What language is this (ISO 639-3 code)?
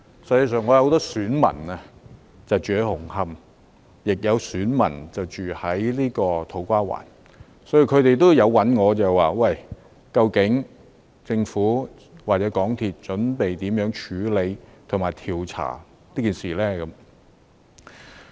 yue